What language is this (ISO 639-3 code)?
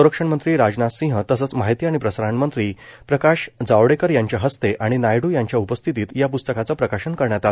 mar